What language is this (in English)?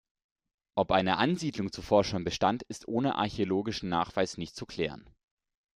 German